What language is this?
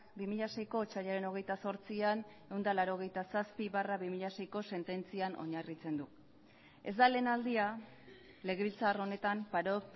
Basque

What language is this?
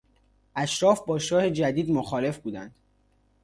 Persian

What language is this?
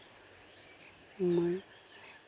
Santali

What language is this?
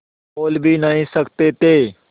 Hindi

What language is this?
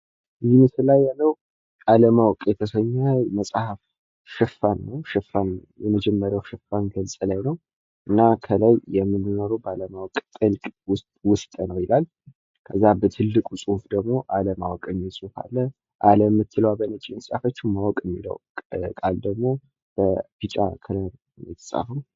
Amharic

